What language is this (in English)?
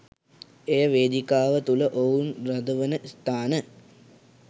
Sinhala